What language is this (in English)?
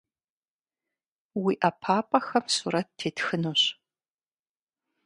Kabardian